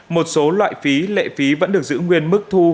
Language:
Vietnamese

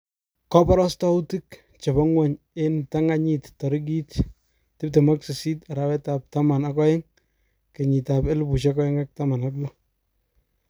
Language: Kalenjin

